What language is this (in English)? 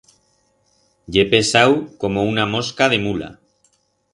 Aragonese